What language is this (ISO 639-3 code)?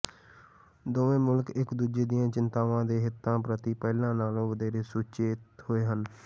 pan